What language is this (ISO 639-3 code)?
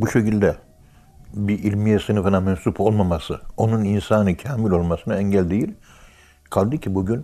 tur